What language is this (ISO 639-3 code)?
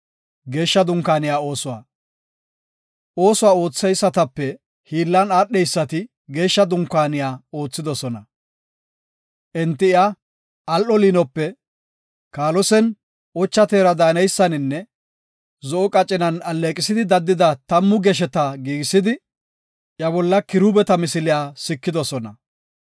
gof